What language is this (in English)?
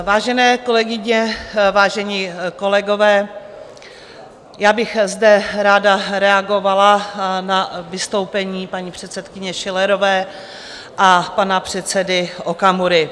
Czech